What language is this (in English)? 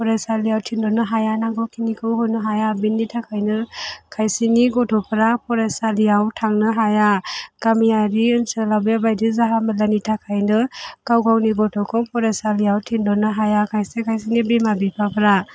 Bodo